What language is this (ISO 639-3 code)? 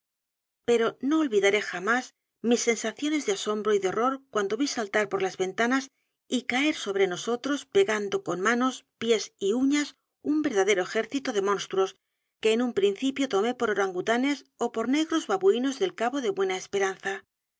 spa